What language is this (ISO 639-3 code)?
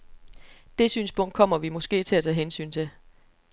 dan